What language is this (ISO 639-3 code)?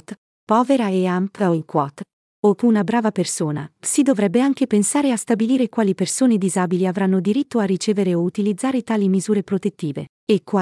ita